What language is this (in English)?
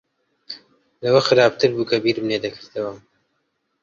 Central Kurdish